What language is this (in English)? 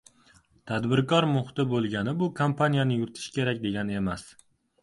Uzbek